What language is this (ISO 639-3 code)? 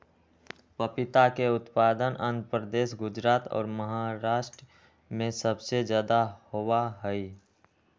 mag